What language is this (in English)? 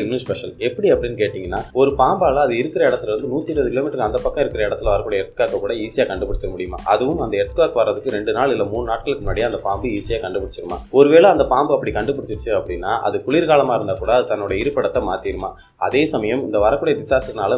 Tamil